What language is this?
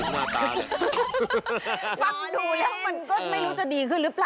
Thai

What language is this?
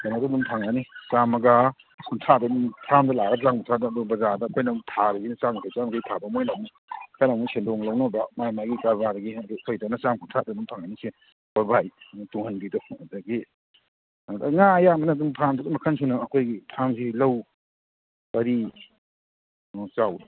Manipuri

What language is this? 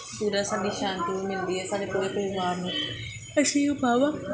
Punjabi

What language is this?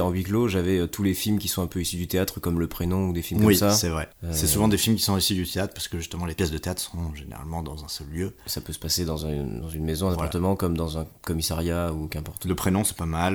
French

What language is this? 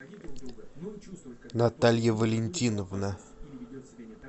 Russian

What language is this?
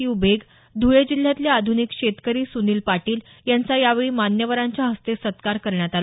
Marathi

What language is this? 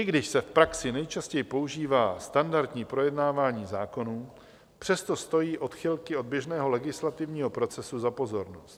Czech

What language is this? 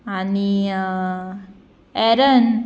Konkani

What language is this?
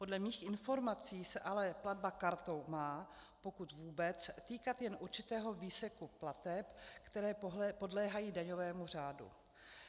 Czech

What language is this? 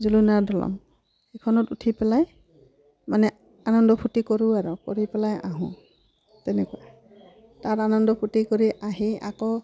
Assamese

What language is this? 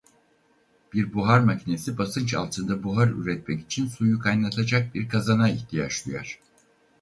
Turkish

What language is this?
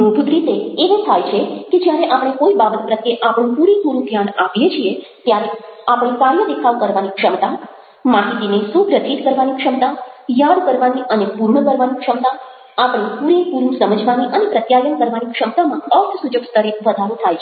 Gujarati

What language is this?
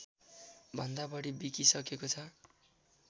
Nepali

